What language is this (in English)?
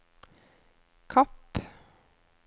Norwegian